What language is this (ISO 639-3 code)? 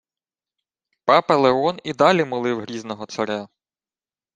ukr